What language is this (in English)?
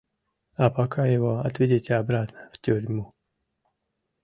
Mari